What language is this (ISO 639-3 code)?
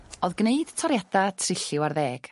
cym